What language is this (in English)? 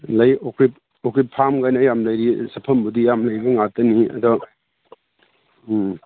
Manipuri